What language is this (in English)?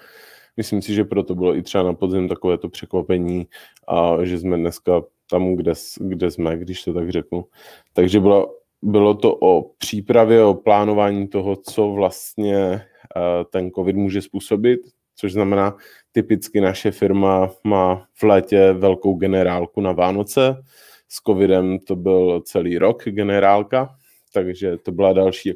Czech